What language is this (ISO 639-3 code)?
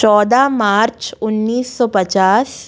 hin